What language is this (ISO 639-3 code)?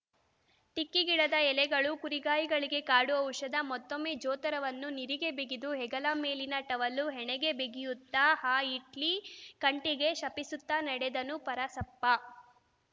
kan